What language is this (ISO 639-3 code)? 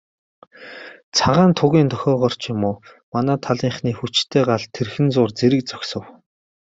mon